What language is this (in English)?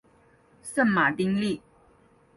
Chinese